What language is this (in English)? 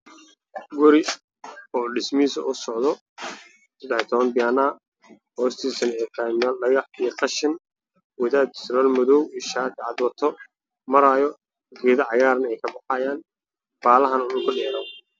Somali